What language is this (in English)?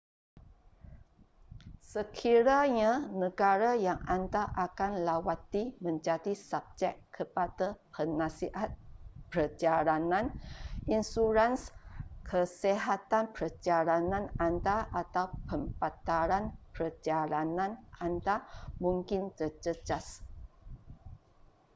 Malay